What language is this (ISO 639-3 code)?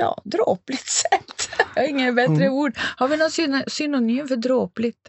swe